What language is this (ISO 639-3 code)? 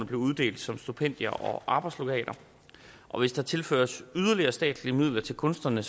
dan